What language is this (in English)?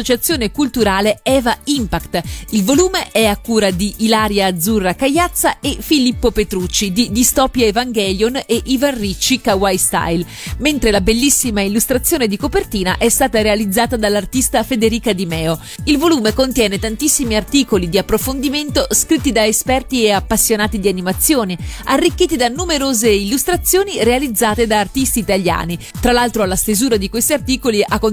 Italian